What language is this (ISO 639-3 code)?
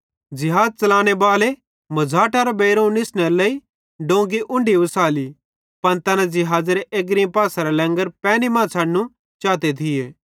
bhd